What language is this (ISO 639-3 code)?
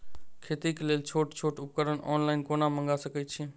mai